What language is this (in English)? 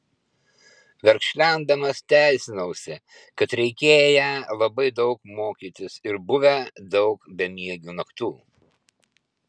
Lithuanian